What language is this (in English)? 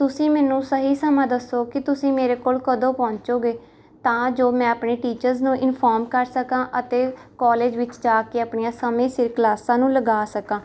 Punjabi